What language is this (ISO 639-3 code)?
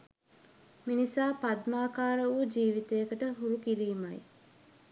sin